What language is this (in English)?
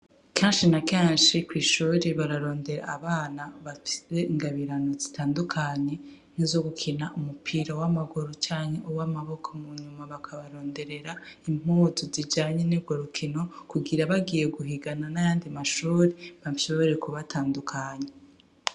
Rundi